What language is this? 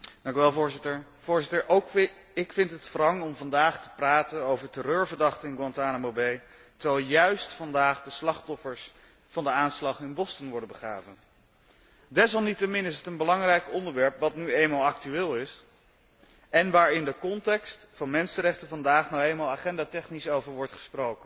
Dutch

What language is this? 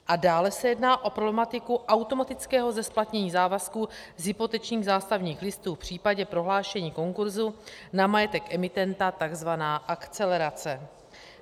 Czech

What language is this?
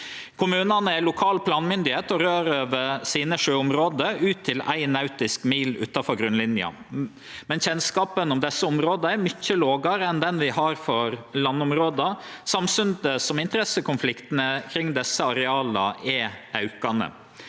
Norwegian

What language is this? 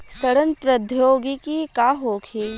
Bhojpuri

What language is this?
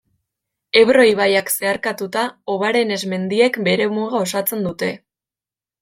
Basque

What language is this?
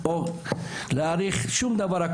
Hebrew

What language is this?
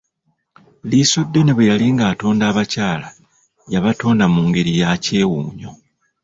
Ganda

